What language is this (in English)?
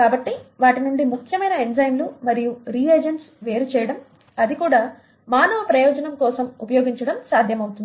Telugu